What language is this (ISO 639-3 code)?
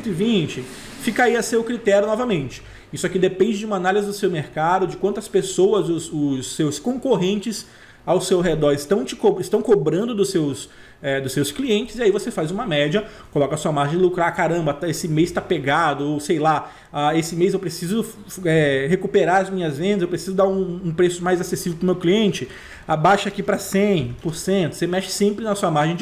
por